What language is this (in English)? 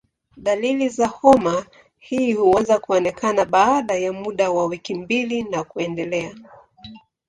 Swahili